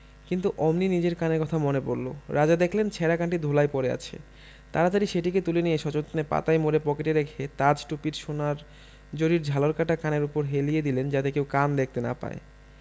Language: Bangla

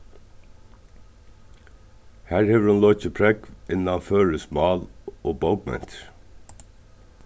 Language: Faroese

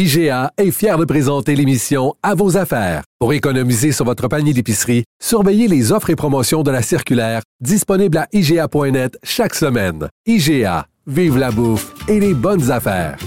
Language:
French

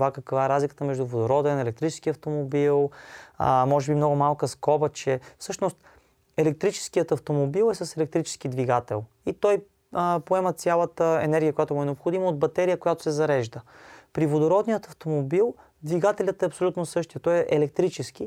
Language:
Bulgarian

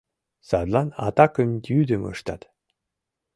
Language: Mari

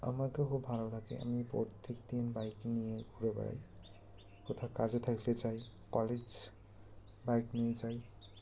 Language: Bangla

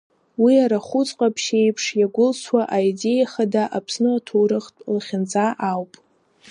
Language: Abkhazian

